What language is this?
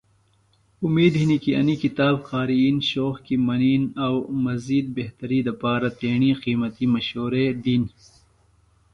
Phalura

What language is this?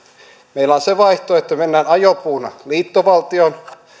Finnish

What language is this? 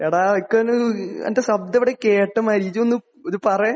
Malayalam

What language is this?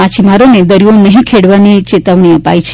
Gujarati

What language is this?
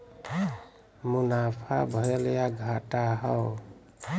Bhojpuri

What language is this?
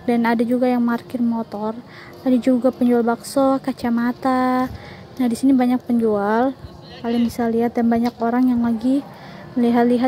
Indonesian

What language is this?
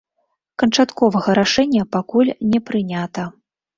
Belarusian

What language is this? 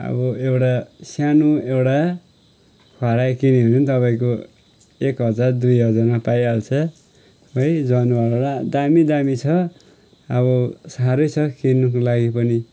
Nepali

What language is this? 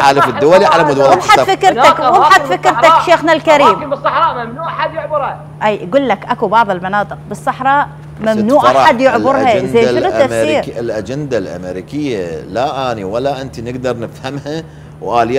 Arabic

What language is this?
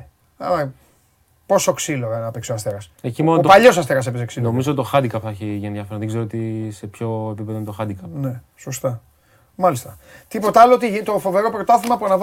Greek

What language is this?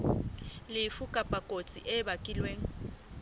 Southern Sotho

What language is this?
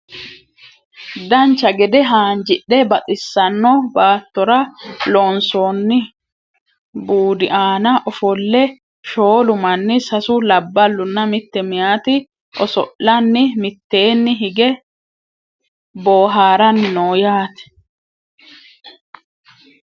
Sidamo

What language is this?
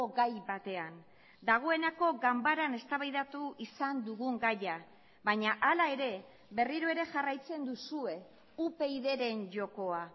Basque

